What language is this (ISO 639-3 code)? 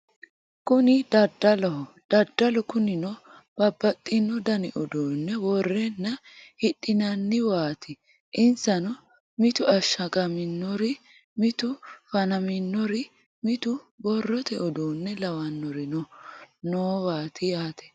sid